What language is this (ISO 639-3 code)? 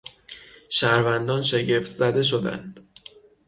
fas